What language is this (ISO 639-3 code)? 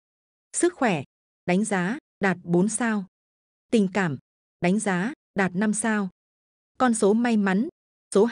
vie